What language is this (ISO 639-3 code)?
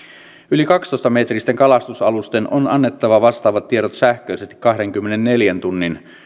fin